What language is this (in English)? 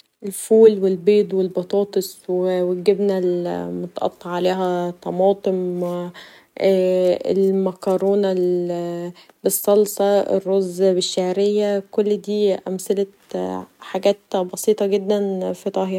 Egyptian Arabic